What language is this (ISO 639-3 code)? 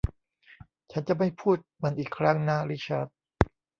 tha